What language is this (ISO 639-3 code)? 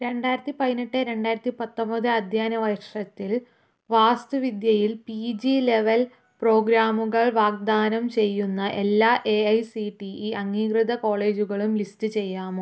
mal